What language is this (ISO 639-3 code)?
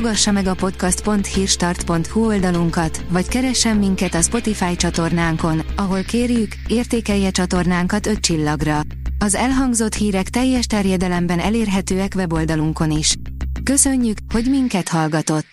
hun